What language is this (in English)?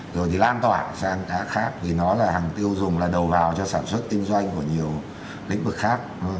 Vietnamese